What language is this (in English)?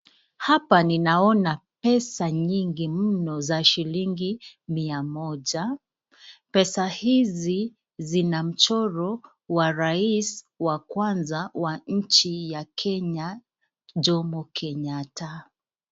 Swahili